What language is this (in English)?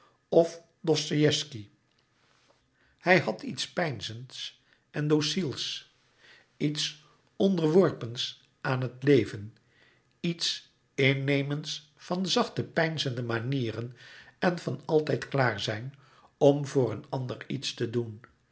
Dutch